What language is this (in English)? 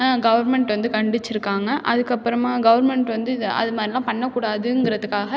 Tamil